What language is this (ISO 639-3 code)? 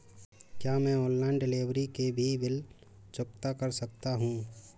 hin